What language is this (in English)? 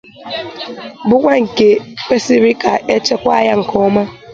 Igbo